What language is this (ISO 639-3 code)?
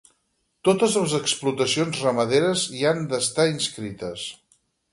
cat